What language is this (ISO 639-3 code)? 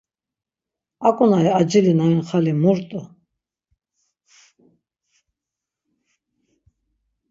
lzz